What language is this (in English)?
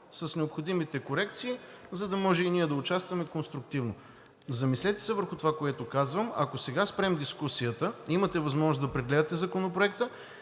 Bulgarian